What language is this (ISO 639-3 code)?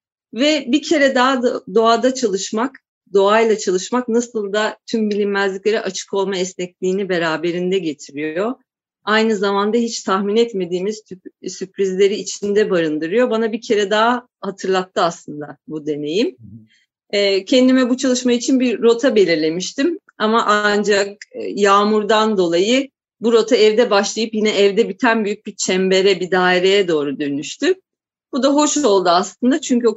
tur